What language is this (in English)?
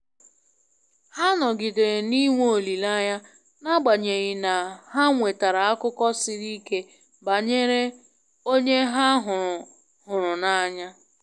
Igbo